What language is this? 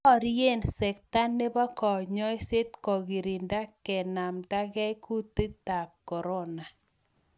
Kalenjin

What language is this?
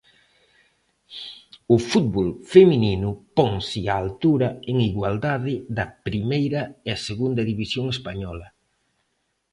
Galician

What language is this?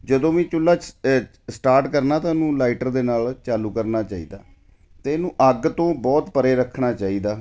Punjabi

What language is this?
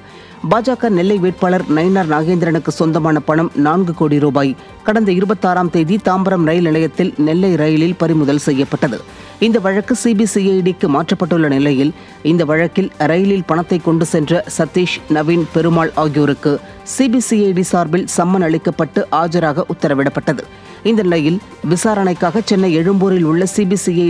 Korean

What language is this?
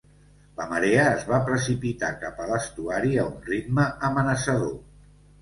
Catalan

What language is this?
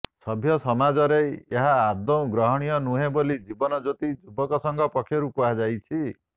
Odia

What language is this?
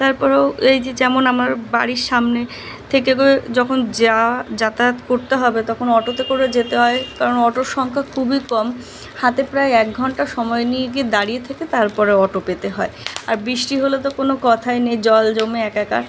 Bangla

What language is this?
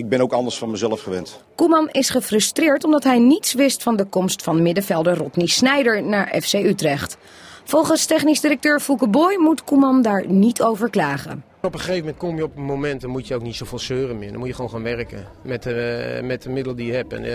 Dutch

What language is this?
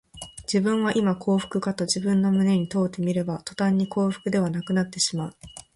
Japanese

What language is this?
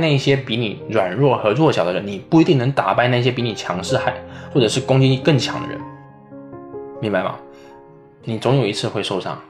Chinese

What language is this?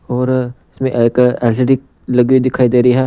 Hindi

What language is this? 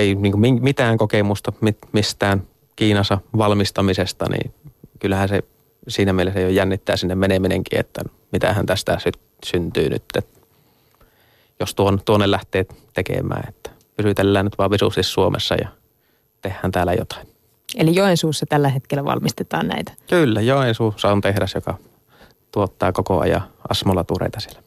Finnish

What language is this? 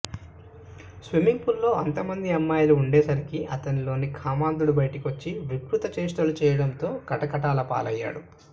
Telugu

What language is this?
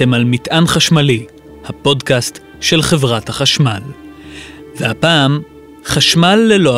Hebrew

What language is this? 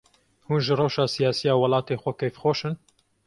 Kurdish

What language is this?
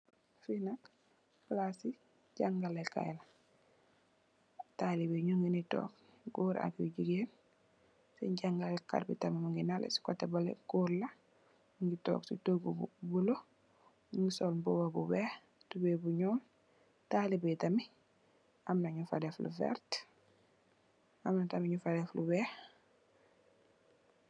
Wolof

